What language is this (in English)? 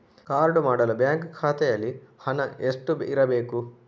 Kannada